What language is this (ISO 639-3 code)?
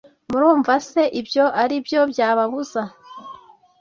kin